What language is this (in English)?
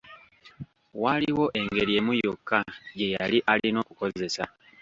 Ganda